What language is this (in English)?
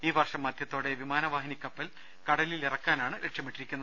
Malayalam